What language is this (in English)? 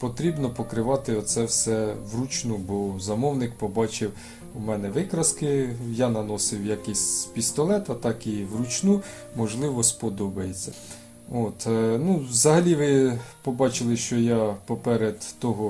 Ukrainian